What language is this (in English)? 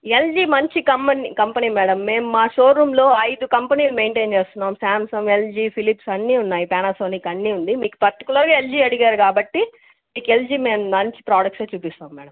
Telugu